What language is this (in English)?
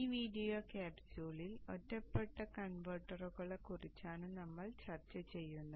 Malayalam